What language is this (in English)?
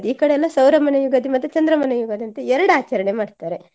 Kannada